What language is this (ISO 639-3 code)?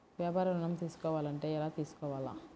tel